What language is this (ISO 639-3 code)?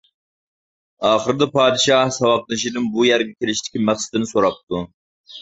uig